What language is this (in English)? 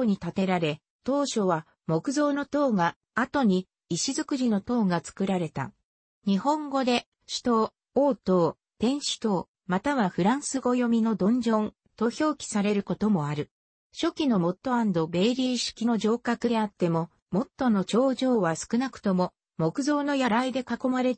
Japanese